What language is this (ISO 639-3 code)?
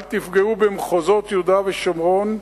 heb